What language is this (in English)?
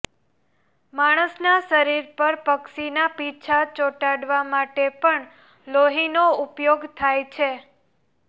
Gujarati